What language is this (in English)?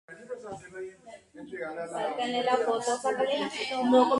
Guarani